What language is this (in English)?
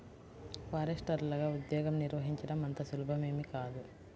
Telugu